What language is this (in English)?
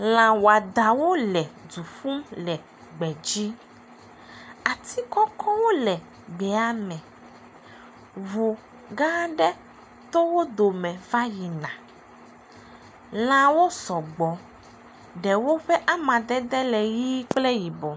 Ewe